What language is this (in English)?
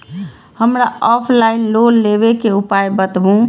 Maithili